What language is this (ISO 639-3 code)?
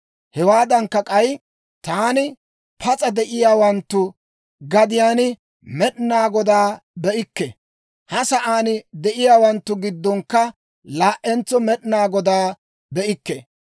dwr